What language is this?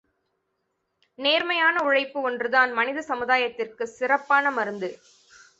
Tamil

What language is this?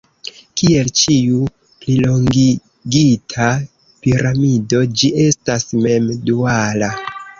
Esperanto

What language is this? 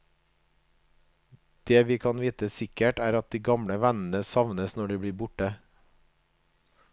Norwegian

